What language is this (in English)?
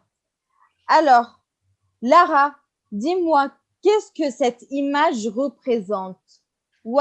French